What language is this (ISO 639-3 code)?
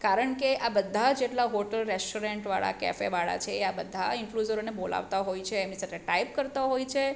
guj